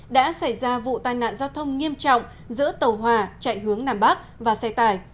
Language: Vietnamese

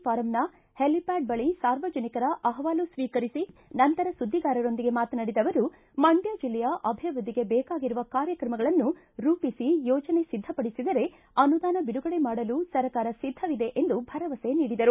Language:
Kannada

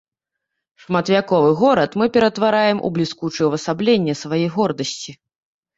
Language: Belarusian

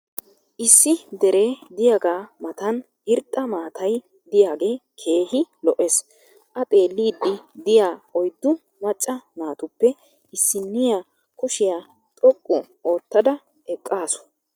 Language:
Wolaytta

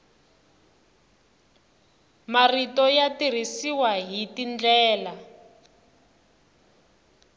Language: Tsonga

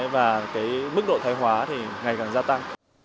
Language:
Vietnamese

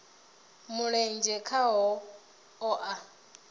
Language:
Venda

